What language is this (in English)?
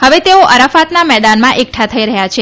Gujarati